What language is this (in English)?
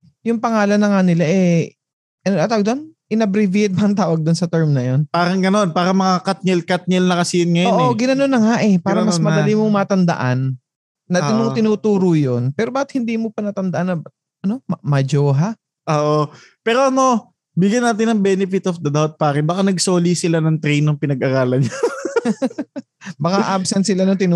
Filipino